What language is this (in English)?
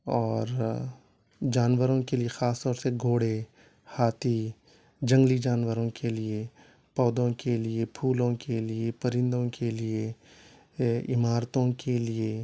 Urdu